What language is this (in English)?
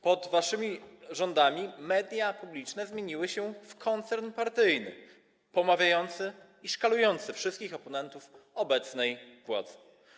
Polish